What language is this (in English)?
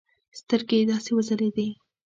Pashto